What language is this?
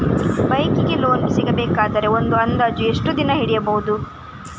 Kannada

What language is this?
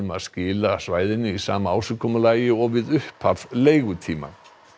Icelandic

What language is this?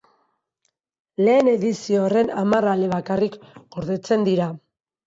Basque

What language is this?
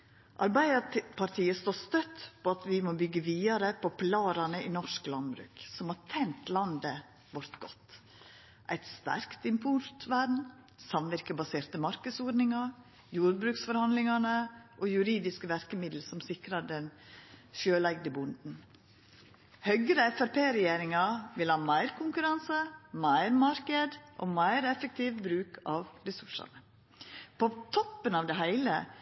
Norwegian Nynorsk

